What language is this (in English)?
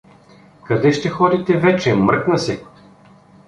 Bulgarian